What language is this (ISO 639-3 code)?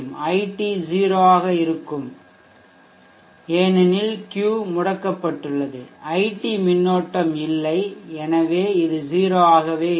tam